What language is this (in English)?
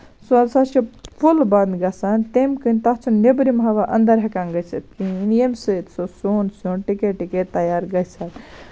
Kashmiri